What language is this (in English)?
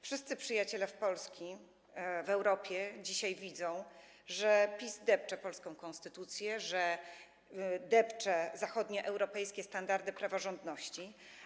Polish